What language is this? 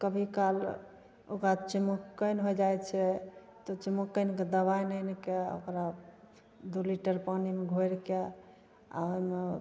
Maithili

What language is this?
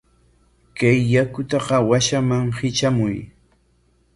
Corongo Ancash Quechua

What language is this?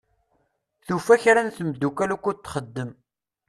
Kabyle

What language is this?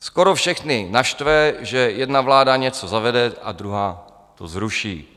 Czech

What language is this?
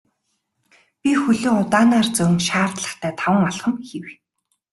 Mongolian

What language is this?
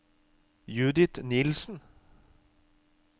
Norwegian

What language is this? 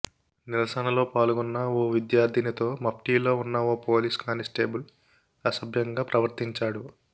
Telugu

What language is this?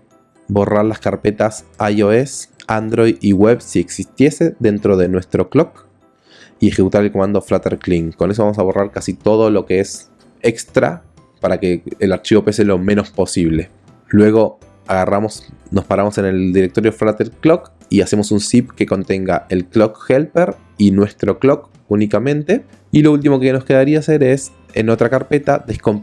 Spanish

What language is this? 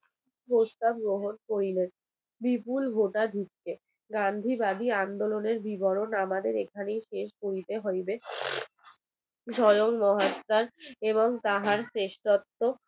Bangla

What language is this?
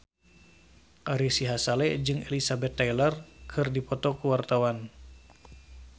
Sundanese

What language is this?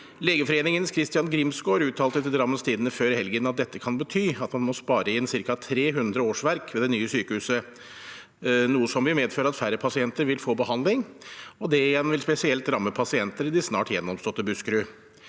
Norwegian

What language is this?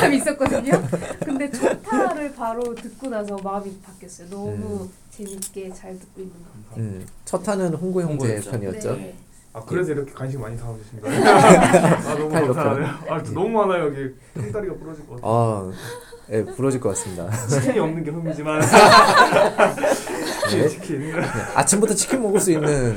Korean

